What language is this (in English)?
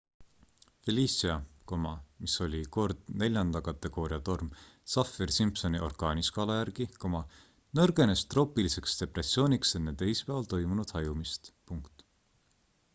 Estonian